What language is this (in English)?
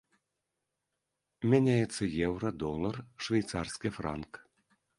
Belarusian